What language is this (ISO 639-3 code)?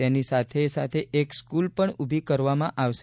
guj